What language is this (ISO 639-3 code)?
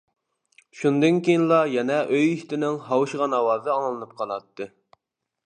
uig